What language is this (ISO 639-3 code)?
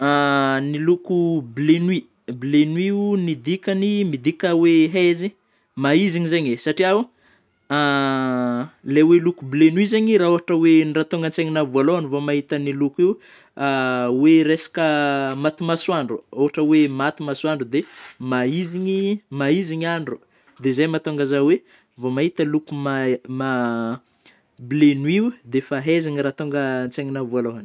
bmm